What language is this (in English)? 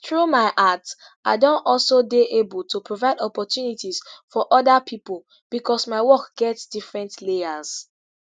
Nigerian Pidgin